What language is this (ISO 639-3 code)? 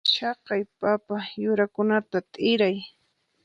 qxp